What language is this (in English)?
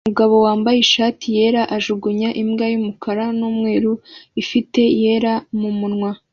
Kinyarwanda